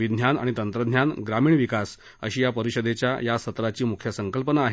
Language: Marathi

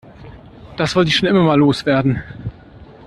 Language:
German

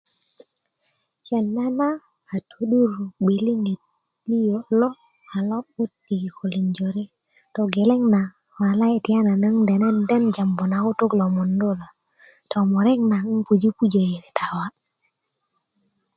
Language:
Kuku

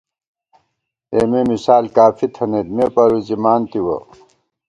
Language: Gawar-Bati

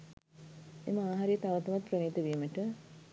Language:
Sinhala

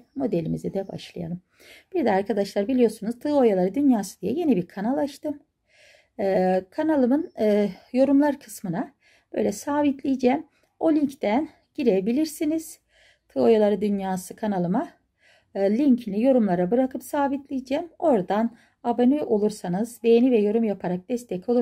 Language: Turkish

